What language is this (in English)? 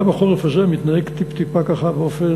Hebrew